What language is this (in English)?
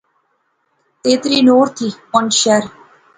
Pahari-Potwari